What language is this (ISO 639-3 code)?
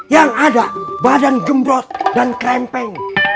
ind